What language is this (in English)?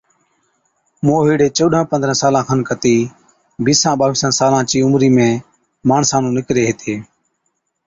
Od